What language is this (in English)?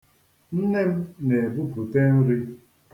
Igbo